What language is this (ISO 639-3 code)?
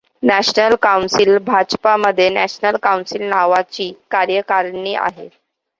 mar